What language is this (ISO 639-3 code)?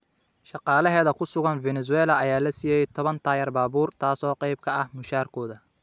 som